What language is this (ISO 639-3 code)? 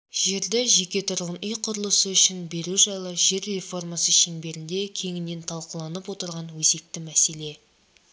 kaz